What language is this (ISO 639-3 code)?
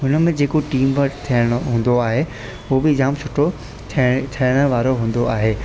snd